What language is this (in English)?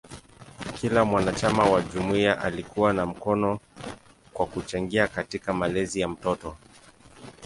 Swahili